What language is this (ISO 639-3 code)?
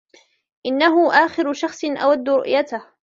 ara